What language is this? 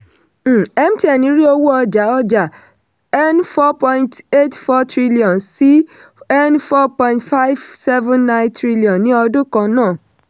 Yoruba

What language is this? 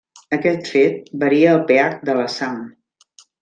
Catalan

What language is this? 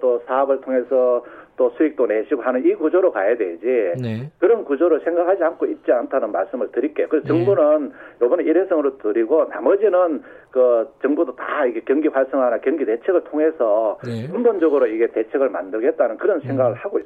Korean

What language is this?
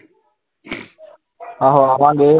Punjabi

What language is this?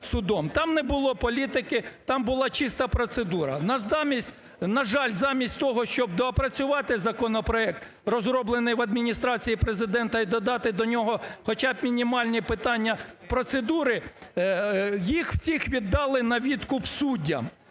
Ukrainian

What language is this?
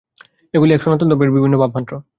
Bangla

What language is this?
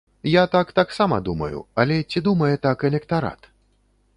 Belarusian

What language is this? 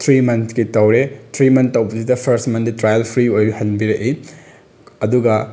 Manipuri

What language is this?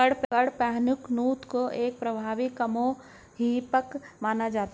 Hindi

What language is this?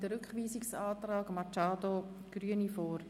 Swiss German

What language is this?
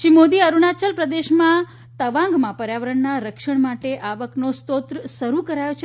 Gujarati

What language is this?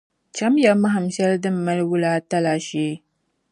Dagbani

